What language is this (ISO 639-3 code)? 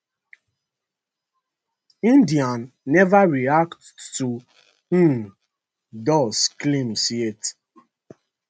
pcm